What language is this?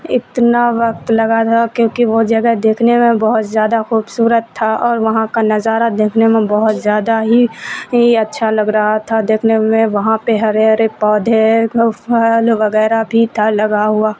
Urdu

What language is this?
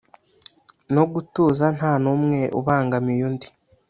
Kinyarwanda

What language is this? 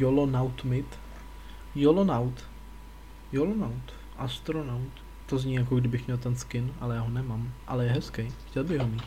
Czech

